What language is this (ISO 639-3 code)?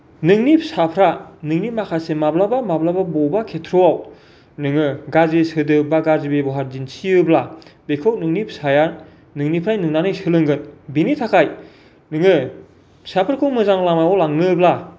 brx